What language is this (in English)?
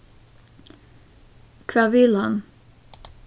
Faroese